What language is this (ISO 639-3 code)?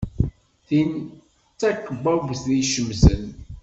kab